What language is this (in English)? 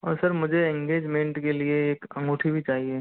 Hindi